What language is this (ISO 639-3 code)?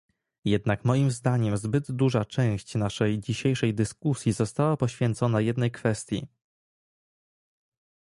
pol